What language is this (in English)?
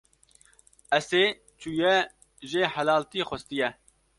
Kurdish